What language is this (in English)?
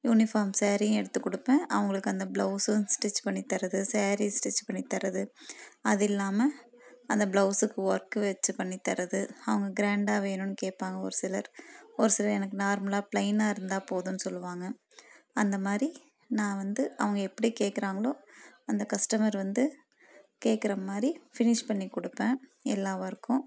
Tamil